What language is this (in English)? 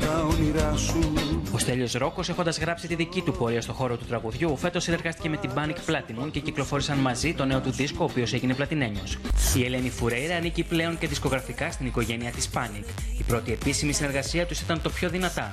Greek